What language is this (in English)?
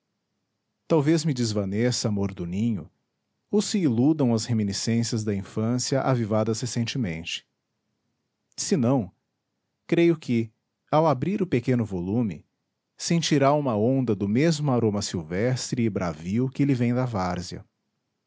Portuguese